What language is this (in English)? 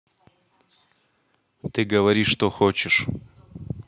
Russian